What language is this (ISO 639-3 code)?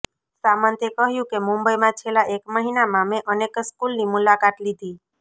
guj